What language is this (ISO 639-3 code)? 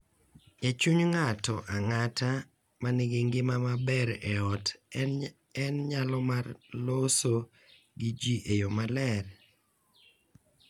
luo